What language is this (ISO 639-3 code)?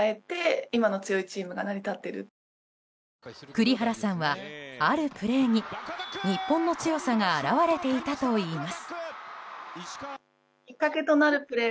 jpn